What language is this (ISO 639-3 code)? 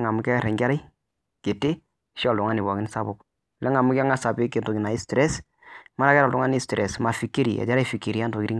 mas